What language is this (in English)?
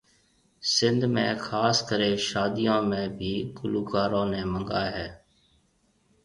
Marwari (Pakistan)